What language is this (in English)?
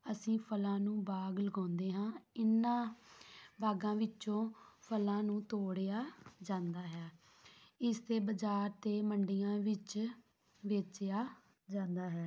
Punjabi